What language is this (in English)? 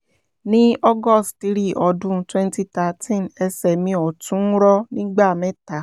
Yoruba